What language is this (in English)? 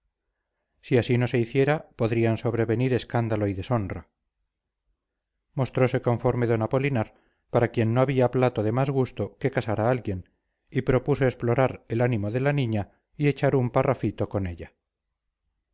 Spanish